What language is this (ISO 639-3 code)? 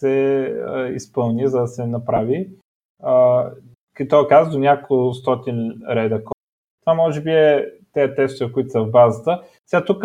bul